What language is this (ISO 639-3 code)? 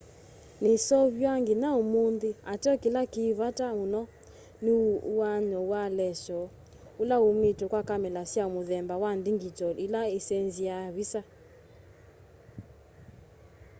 kam